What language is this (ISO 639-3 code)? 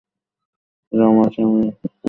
ben